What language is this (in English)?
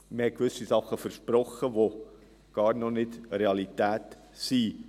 Swiss German